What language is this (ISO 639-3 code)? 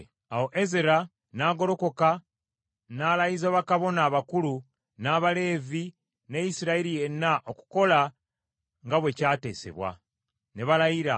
lug